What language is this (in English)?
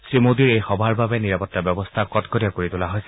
Assamese